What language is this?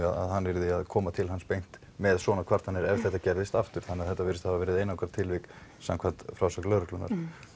Icelandic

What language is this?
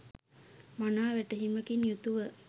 Sinhala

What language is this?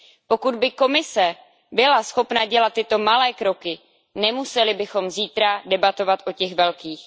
Czech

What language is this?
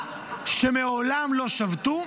Hebrew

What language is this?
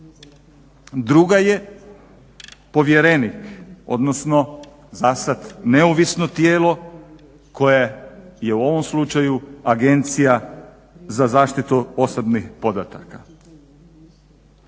Croatian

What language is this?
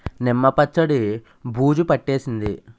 Telugu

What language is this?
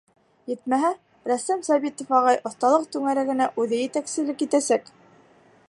Bashkir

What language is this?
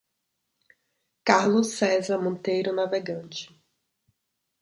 Portuguese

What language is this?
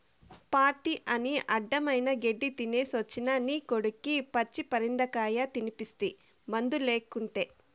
Telugu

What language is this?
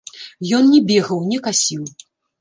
Belarusian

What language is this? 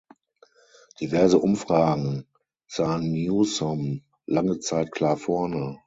German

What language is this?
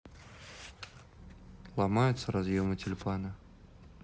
Russian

